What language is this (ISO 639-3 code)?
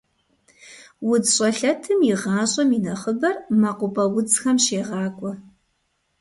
kbd